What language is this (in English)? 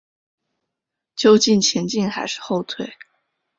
Chinese